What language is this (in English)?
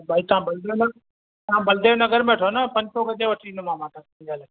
Sindhi